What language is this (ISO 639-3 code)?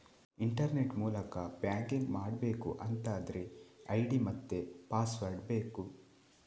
kan